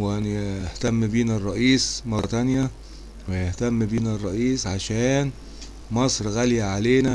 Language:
Arabic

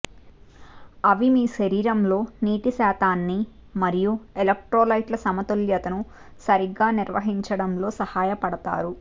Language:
Telugu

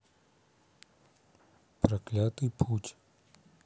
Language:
Russian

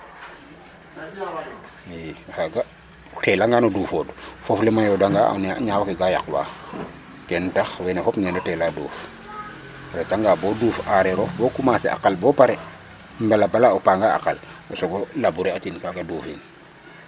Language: Serer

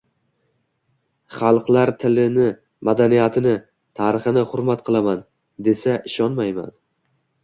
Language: Uzbek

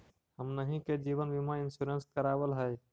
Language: Magahi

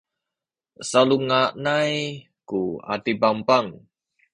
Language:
Sakizaya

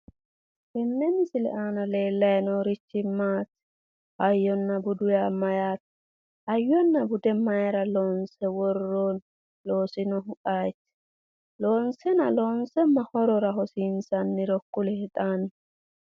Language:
Sidamo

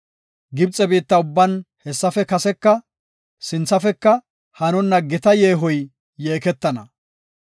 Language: Gofa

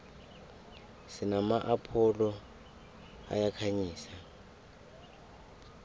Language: South Ndebele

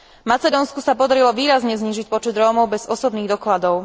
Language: Slovak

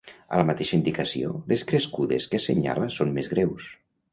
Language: Catalan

